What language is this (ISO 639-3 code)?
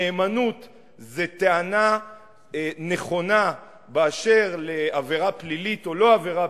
heb